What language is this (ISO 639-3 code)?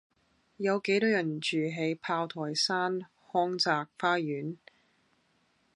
yue